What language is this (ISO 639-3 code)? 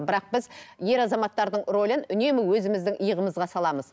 kaz